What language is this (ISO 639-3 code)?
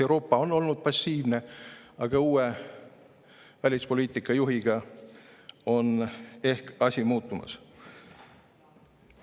est